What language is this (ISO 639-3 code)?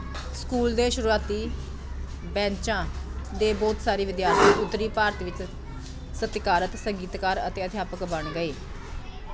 pan